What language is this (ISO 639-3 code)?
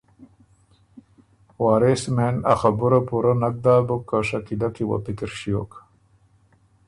oru